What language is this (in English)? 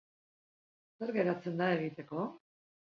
Basque